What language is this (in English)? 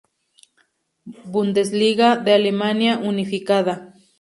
Spanish